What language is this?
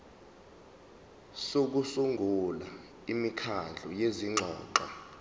Zulu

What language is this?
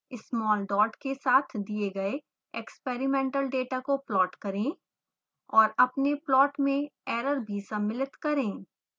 Hindi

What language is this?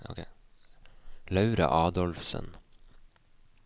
Norwegian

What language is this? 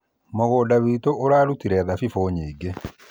Kikuyu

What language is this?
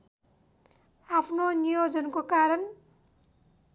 Nepali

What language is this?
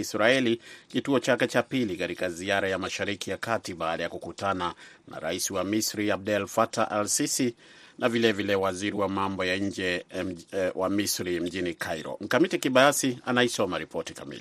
Swahili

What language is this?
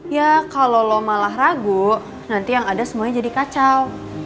Indonesian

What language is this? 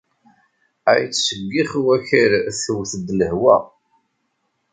Kabyle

